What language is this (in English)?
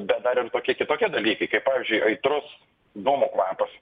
Lithuanian